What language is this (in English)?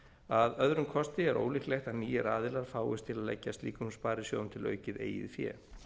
Icelandic